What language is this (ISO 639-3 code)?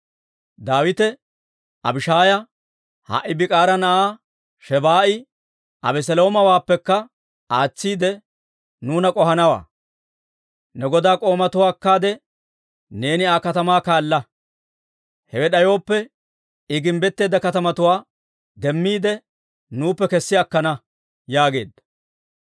dwr